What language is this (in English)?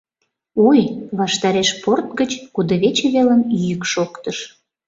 Mari